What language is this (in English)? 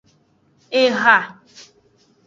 Aja (Benin)